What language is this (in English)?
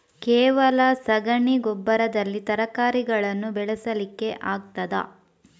Kannada